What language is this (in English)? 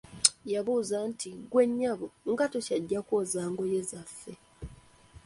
Ganda